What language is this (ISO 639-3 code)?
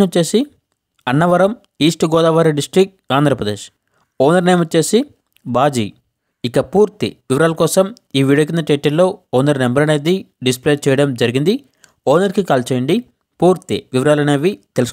tel